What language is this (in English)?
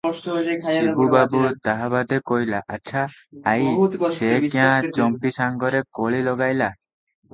Odia